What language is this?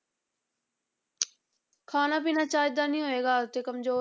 Punjabi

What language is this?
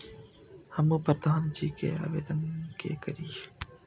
Maithili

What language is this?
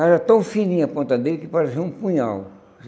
Portuguese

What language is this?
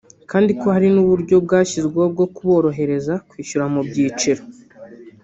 Kinyarwanda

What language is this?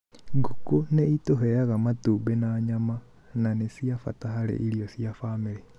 Kikuyu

